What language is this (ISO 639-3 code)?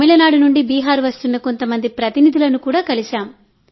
tel